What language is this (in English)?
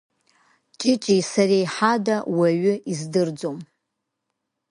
Abkhazian